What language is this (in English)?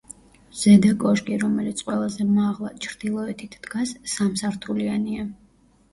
Georgian